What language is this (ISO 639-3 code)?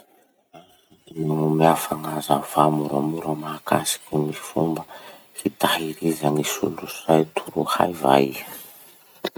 msh